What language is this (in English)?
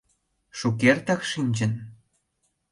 Mari